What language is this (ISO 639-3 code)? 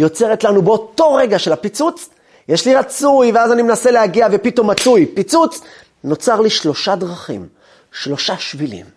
heb